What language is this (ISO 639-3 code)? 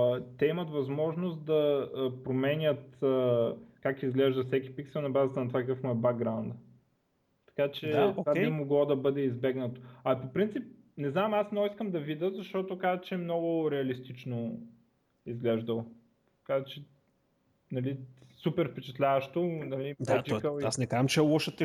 bul